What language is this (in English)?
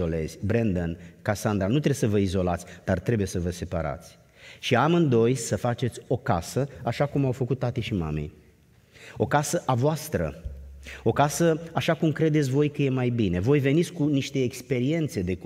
Romanian